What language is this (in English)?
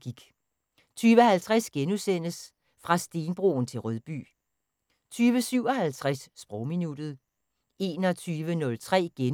Danish